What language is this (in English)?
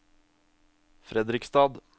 Norwegian